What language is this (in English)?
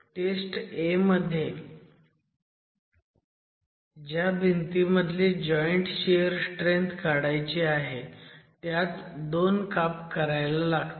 Marathi